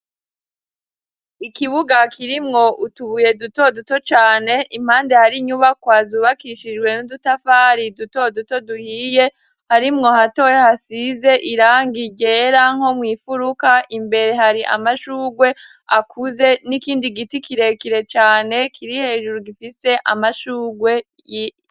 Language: Rundi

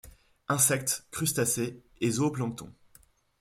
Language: French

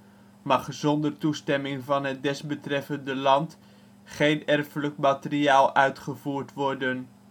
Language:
Dutch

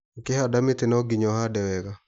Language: Kikuyu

